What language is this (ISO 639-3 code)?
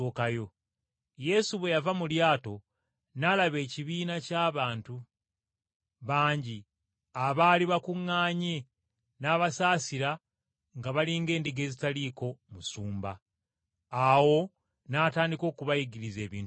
lug